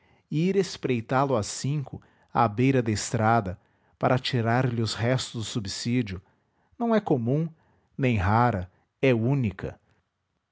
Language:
Portuguese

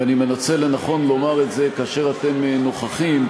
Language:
Hebrew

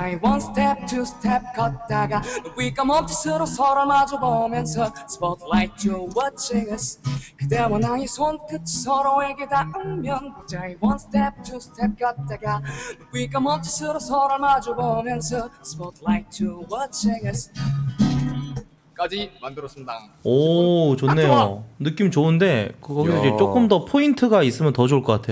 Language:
Korean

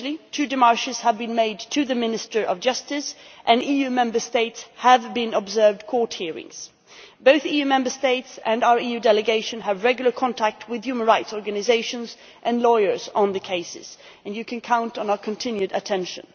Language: English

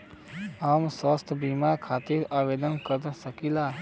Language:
Bhojpuri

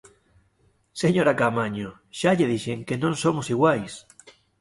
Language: Galician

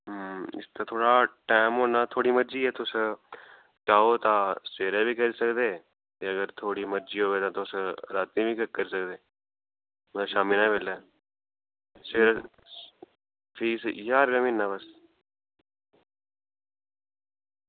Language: Dogri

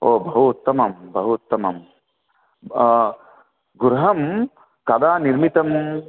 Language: Sanskrit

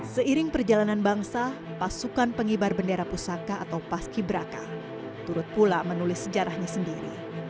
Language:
Indonesian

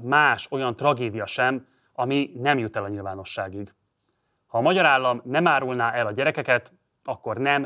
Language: Hungarian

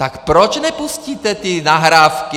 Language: Czech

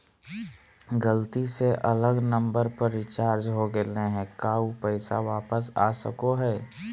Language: Magahi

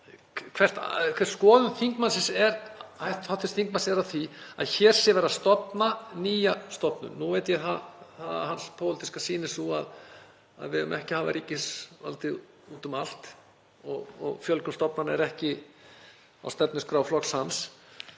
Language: Icelandic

